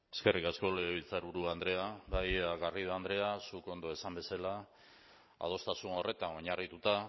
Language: Basque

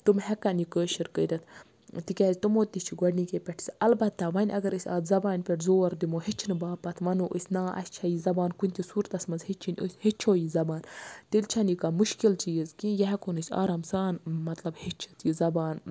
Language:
Kashmiri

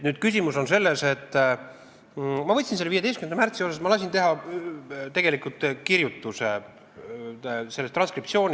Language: Estonian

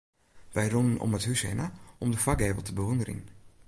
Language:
Western Frisian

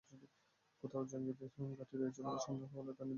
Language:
Bangla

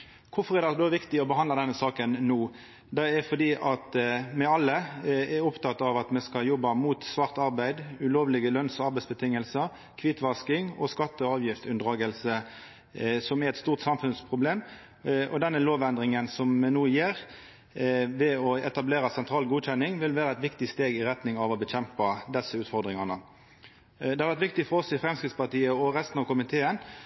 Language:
Norwegian Nynorsk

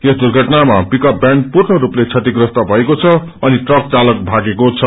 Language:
Nepali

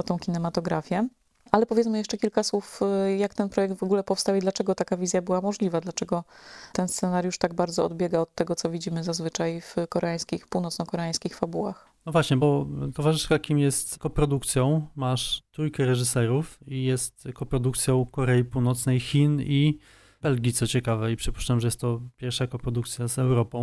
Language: Polish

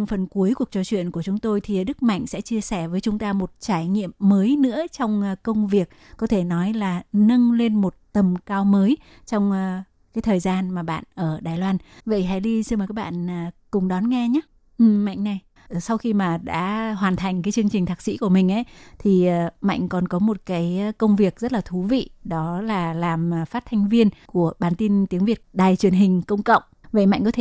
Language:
Vietnamese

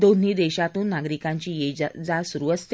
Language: Marathi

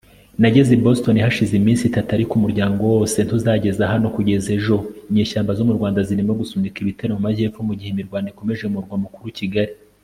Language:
Kinyarwanda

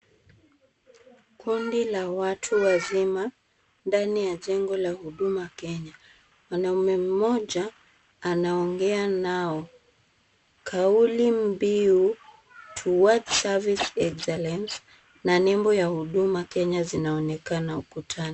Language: Swahili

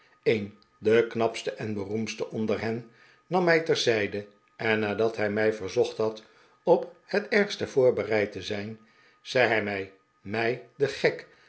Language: Dutch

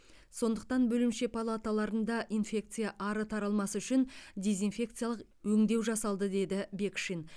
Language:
Kazakh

